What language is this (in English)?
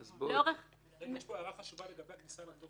Hebrew